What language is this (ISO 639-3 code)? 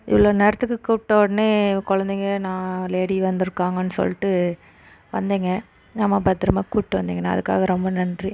tam